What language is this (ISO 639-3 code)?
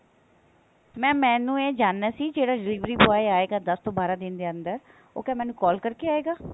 pan